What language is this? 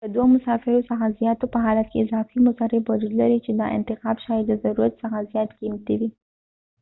Pashto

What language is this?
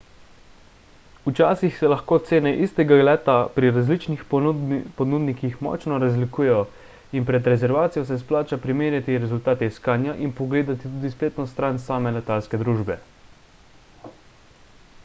Slovenian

